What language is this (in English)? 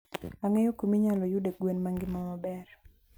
Luo (Kenya and Tanzania)